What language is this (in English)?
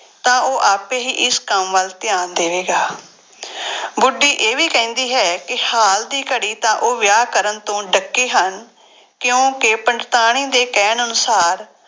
Punjabi